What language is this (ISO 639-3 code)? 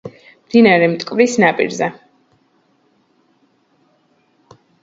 kat